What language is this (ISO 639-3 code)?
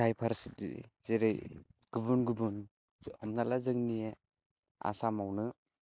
brx